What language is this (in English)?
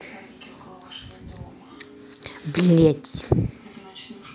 Russian